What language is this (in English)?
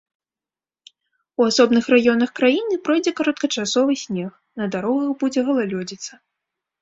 Belarusian